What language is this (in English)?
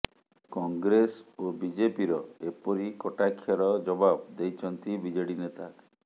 Odia